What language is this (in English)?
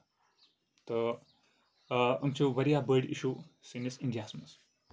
Kashmiri